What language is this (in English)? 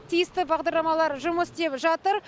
Kazakh